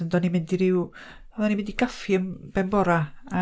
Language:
Welsh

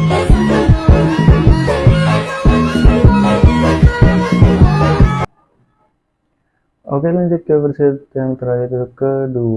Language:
Indonesian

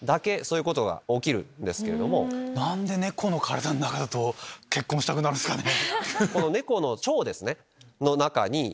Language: Japanese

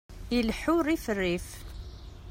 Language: Kabyle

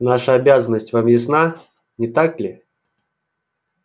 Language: Russian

